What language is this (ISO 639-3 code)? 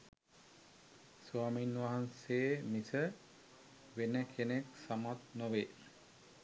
sin